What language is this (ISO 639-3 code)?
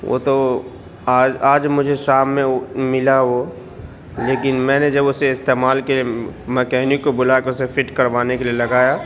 urd